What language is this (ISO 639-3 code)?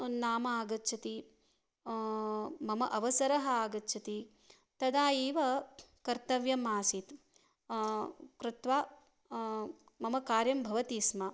san